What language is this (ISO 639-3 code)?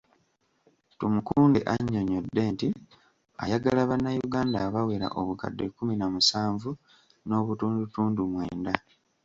lug